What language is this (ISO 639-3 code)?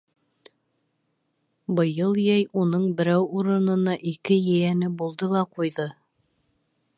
bak